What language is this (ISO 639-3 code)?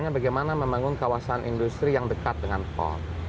ind